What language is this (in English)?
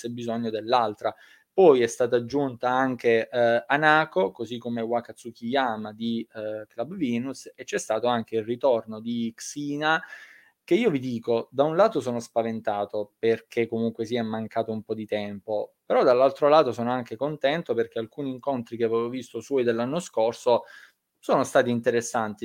Italian